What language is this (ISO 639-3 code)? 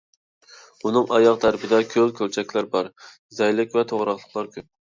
uig